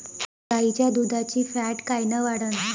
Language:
Marathi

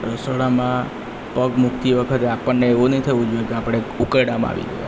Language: Gujarati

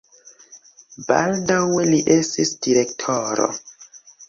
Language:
Esperanto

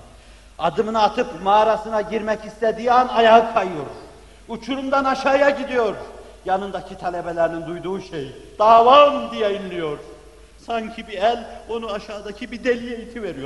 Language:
Turkish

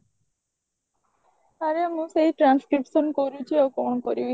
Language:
Odia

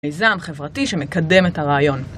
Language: Hebrew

